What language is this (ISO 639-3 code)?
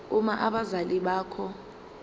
zul